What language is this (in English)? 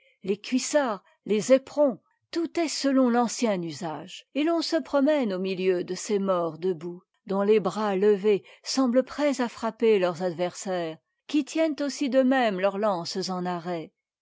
French